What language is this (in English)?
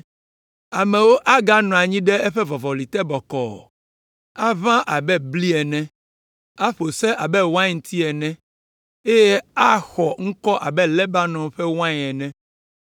Ewe